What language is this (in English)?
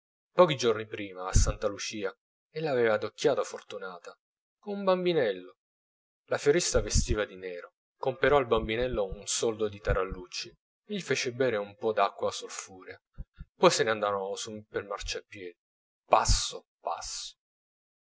Italian